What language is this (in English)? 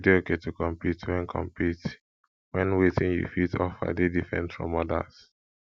Nigerian Pidgin